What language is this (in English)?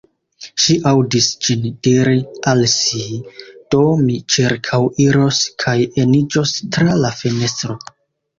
Esperanto